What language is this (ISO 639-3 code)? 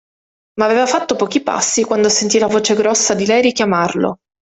ita